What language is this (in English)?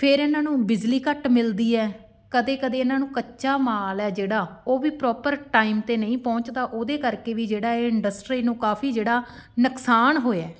Punjabi